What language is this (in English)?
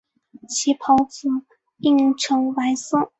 Chinese